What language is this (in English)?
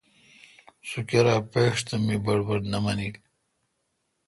Kalkoti